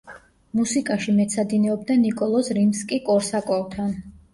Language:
Georgian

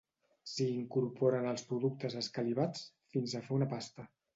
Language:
Catalan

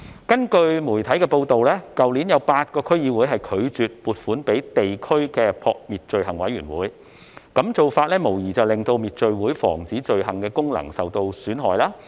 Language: Cantonese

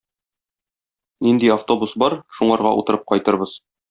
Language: Tatar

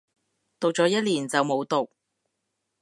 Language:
Cantonese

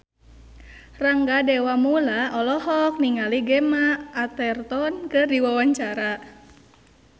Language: Sundanese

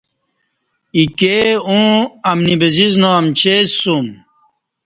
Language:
Kati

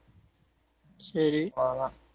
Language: Tamil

